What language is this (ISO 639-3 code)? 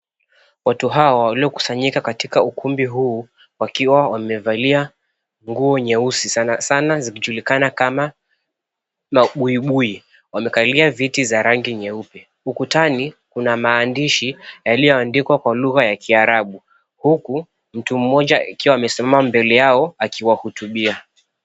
swa